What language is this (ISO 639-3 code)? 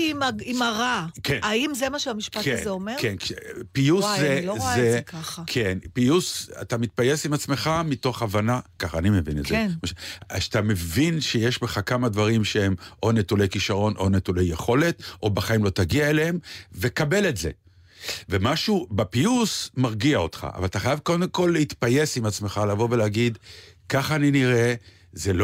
heb